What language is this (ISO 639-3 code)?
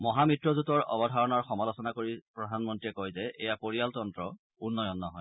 asm